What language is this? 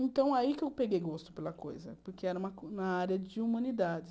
Portuguese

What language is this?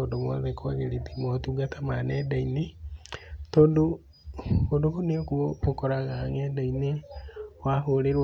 Kikuyu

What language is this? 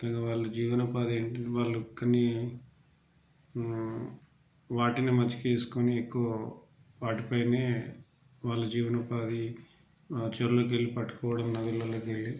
Telugu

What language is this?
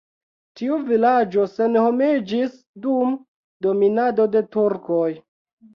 Esperanto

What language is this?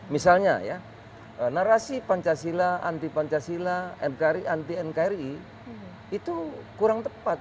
Indonesian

